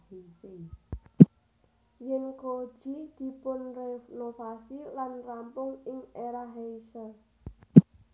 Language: Javanese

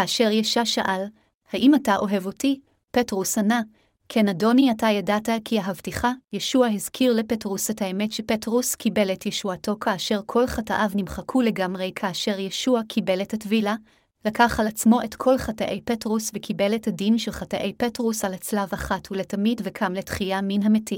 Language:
Hebrew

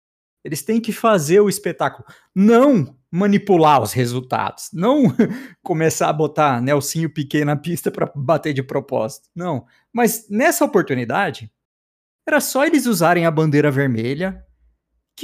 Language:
Portuguese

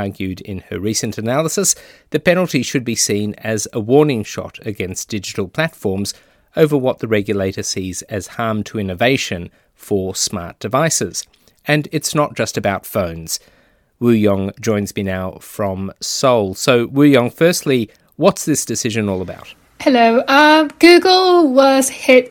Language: English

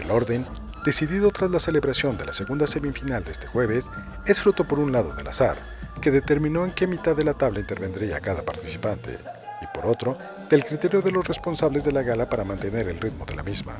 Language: Spanish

